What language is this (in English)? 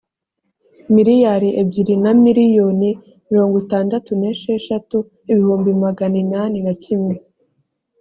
Kinyarwanda